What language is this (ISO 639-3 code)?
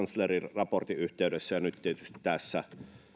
fin